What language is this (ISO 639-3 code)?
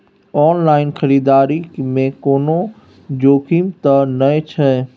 mai